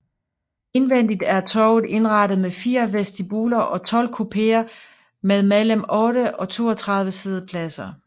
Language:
Danish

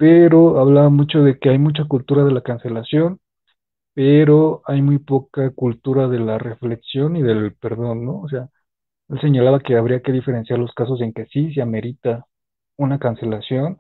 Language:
Spanish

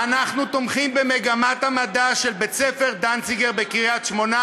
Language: Hebrew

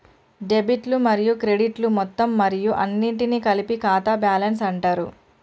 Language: Telugu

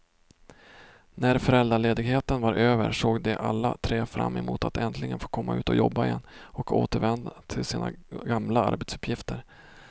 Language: Swedish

